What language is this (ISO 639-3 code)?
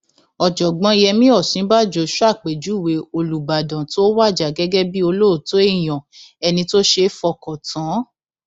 yor